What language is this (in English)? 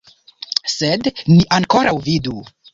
Esperanto